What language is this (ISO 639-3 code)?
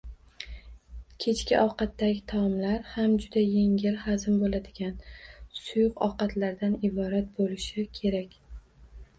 uzb